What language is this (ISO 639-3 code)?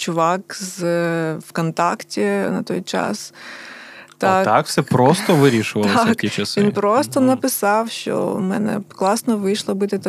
ukr